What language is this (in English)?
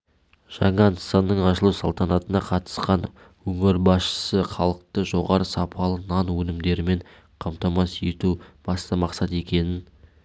Kazakh